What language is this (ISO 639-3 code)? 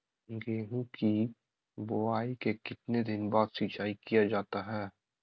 mag